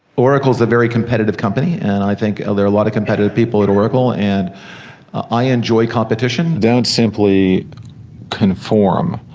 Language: English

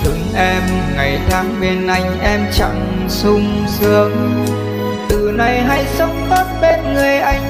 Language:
Vietnamese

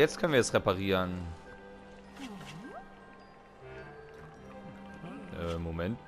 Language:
German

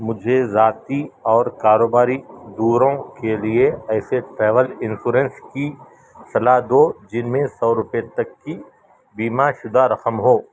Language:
Urdu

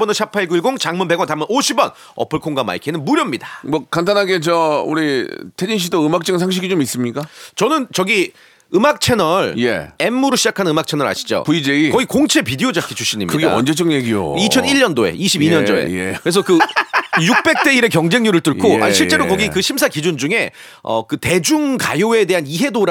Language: Korean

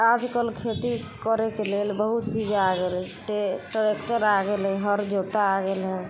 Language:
Maithili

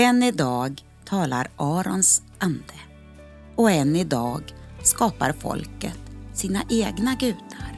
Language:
Swedish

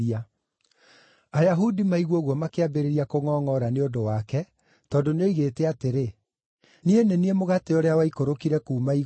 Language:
Kikuyu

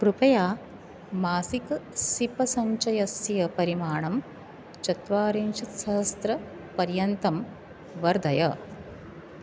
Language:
Sanskrit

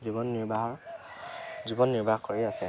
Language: Assamese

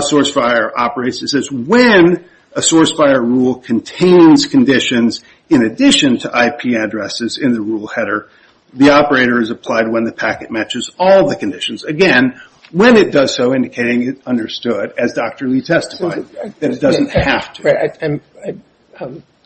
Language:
English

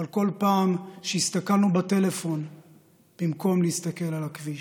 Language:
Hebrew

